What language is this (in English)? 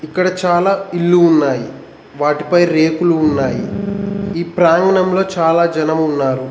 Telugu